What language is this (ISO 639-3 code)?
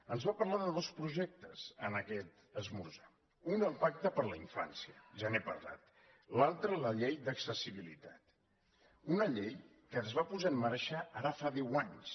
cat